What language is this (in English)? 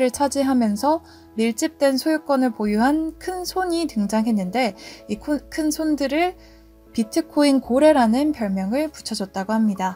Korean